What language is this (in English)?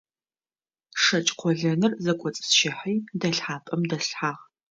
Adyghe